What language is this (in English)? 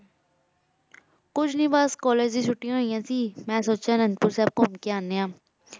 Punjabi